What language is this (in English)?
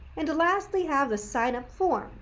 English